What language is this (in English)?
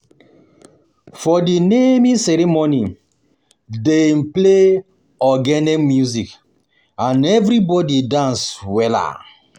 Nigerian Pidgin